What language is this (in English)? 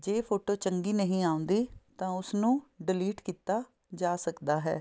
Punjabi